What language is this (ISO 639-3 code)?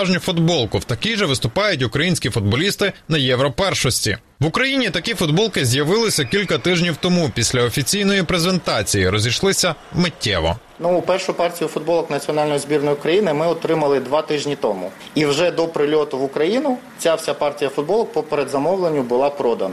ukr